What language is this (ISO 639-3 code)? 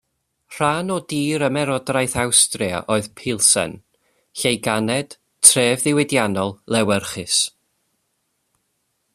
cym